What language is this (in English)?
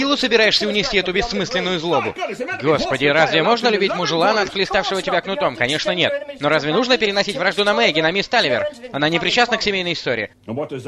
Russian